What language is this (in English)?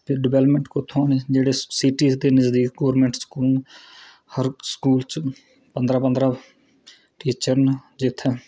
Dogri